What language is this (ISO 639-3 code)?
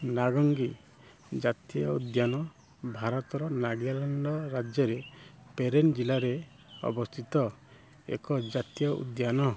ori